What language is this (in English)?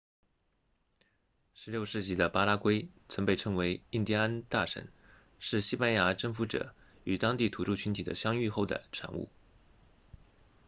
Chinese